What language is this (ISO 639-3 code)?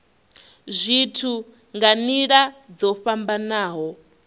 ven